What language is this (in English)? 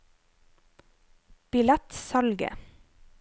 Norwegian